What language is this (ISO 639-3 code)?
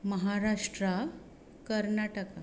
kok